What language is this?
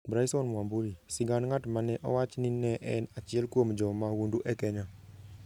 Luo (Kenya and Tanzania)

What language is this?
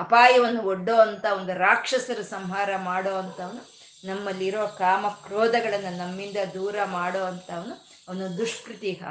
Kannada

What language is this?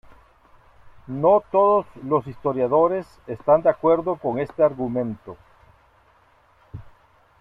Spanish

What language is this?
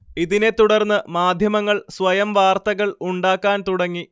Malayalam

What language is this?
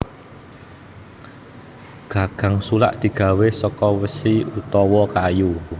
Javanese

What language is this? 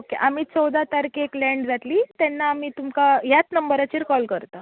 Konkani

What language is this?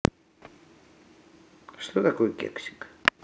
Russian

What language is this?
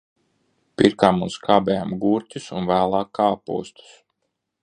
Latvian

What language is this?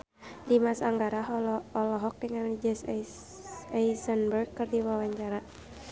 Sundanese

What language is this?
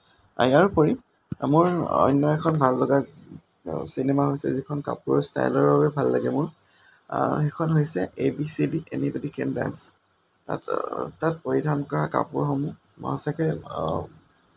Assamese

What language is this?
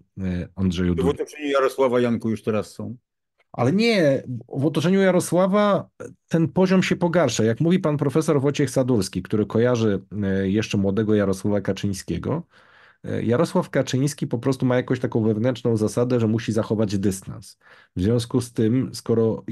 Polish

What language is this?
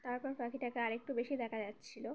Bangla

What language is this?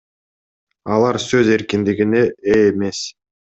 Kyrgyz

